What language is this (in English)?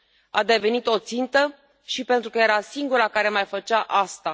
Romanian